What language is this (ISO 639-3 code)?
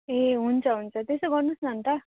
nep